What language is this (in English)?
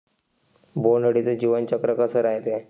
Marathi